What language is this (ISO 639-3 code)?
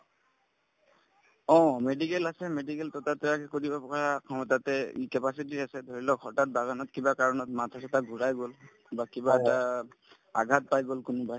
asm